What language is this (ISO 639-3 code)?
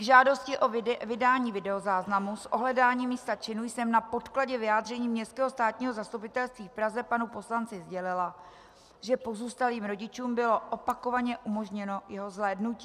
ces